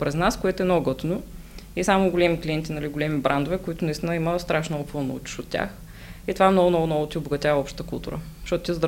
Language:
Bulgarian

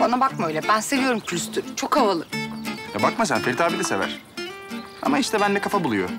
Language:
Turkish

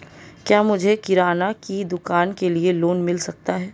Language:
Hindi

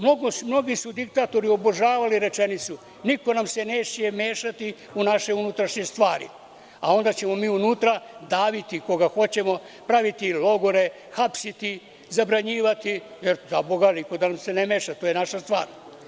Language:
Serbian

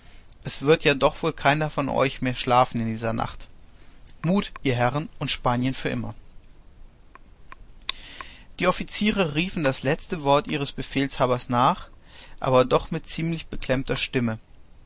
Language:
German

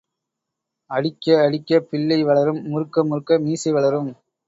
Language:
Tamil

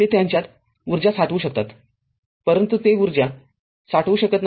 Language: Marathi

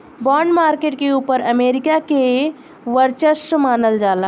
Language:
Bhojpuri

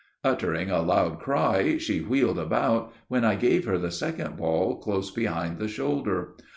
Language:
English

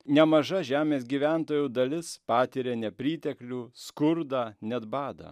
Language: Lithuanian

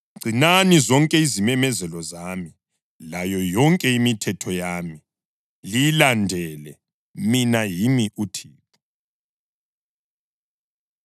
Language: North Ndebele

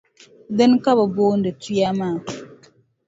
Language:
Dagbani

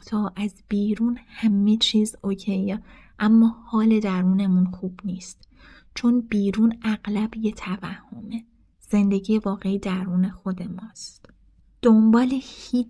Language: Persian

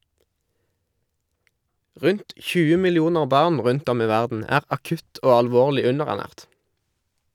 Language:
Norwegian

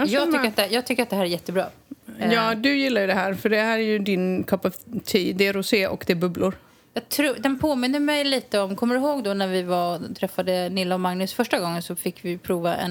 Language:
Swedish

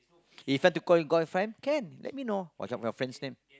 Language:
English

